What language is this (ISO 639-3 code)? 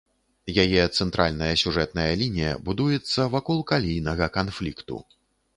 bel